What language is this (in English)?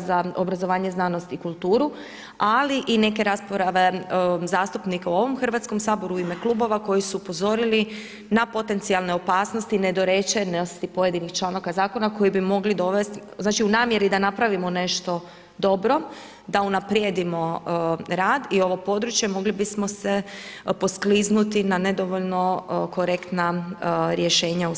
Croatian